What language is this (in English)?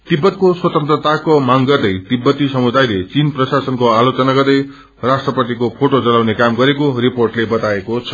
Nepali